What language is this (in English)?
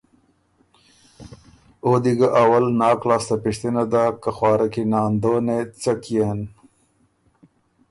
Ormuri